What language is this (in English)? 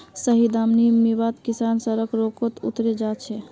Magahi